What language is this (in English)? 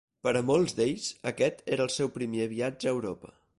Catalan